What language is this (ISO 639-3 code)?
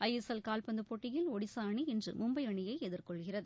tam